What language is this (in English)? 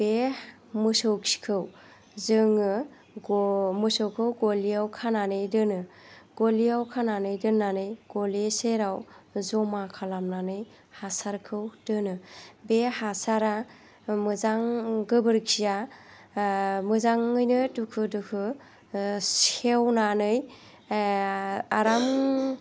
Bodo